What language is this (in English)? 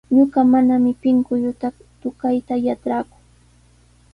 Sihuas Ancash Quechua